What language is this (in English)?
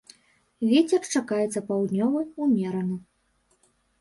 Belarusian